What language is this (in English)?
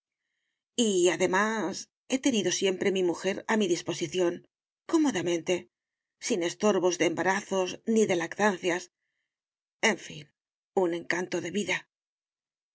Spanish